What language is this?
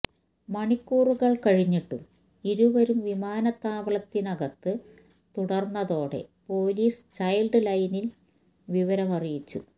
Malayalam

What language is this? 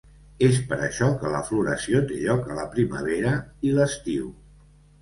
Catalan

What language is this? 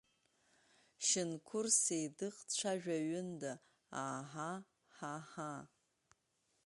Abkhazian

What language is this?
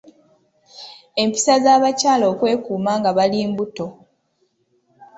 Ganda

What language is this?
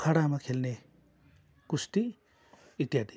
Nepali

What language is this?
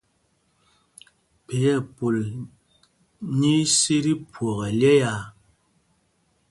Mpumpong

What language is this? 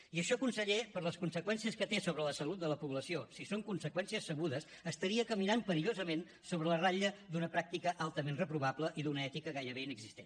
Catalan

